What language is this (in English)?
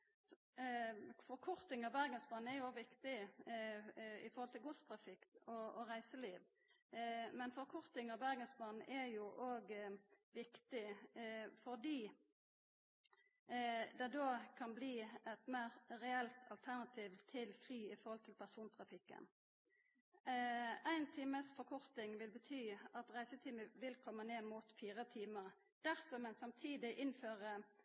Norwegian Nynorsk